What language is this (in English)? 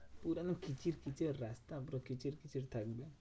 Bangla